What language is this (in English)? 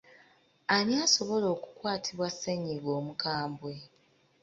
Ganda